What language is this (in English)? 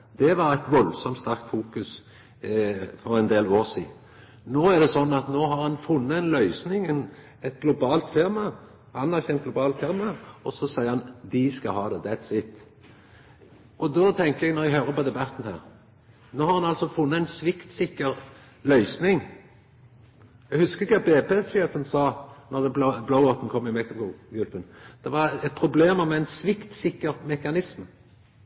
Norwegian Nynorsk